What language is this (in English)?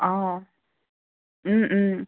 Assamese